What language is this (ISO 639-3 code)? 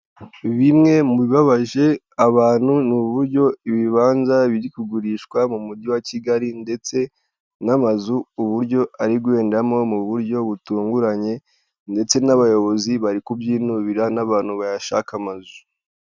kin